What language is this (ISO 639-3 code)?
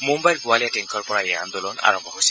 asm